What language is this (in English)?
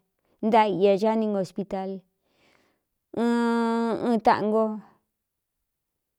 Cuyamecalco Mixtec